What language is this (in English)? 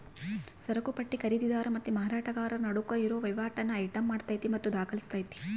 Kannada